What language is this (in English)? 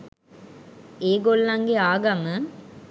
Sinhala